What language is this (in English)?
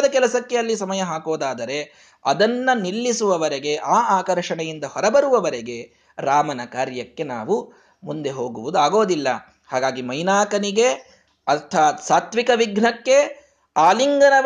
Kannada